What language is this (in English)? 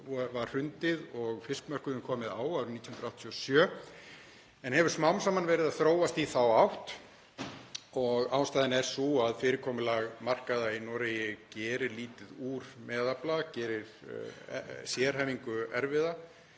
Icelandic